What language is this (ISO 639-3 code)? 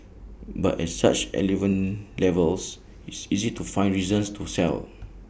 eng